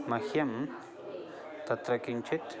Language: Sanskrit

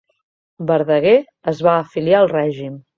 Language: Catalan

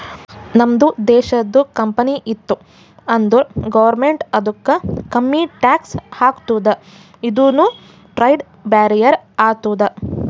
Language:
Kannada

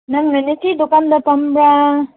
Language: Manipuri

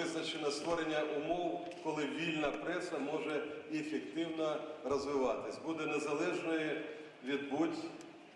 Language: Ukrainian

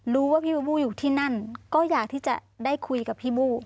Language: Thai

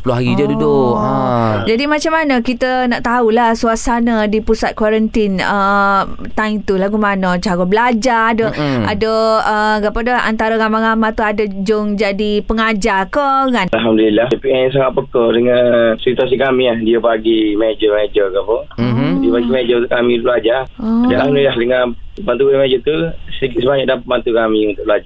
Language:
Malay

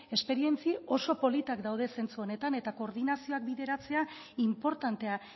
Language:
Basque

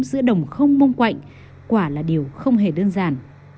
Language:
Vietnamese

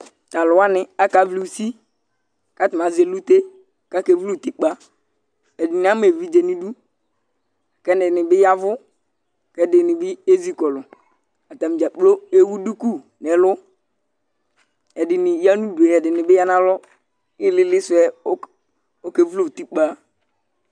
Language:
Ikposo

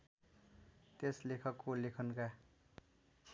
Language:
Nepali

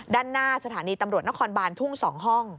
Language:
Thai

